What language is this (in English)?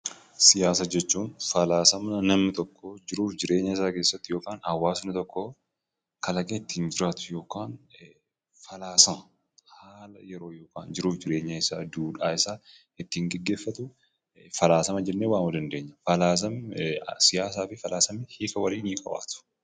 Oromo